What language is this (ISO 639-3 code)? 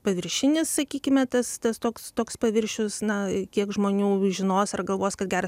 lit